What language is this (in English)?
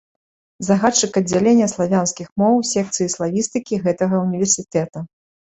Belarusian